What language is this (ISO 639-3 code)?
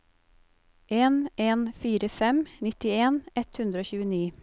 nor